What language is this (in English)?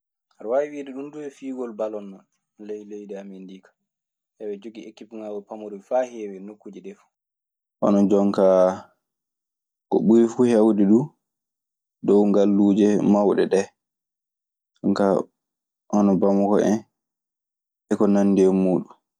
Maasina Fulfulde